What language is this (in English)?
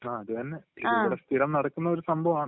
Malayalam